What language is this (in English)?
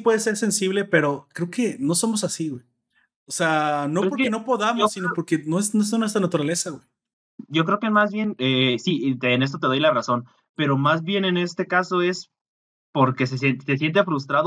Spanish